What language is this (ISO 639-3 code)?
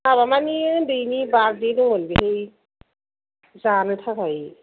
brx